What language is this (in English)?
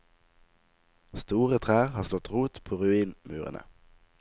Norwegian